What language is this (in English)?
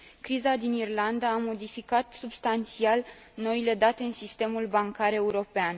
Romanian